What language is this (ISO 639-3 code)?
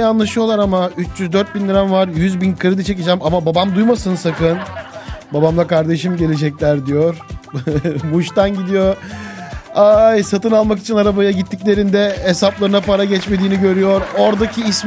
tur